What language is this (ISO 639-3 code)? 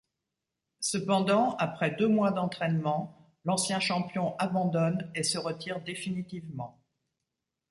fra